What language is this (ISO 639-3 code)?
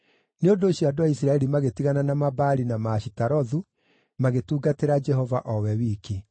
kik